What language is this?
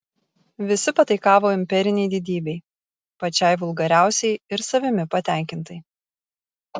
Lithuanian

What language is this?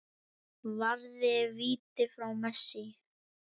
Icelandic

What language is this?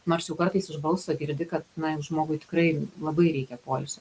Lithuanian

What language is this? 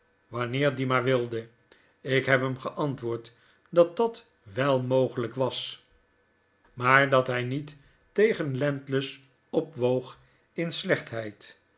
Dutch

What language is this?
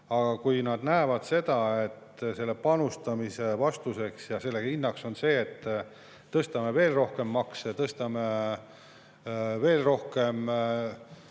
Estonian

